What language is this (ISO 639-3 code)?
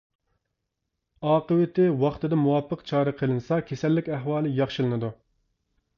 uig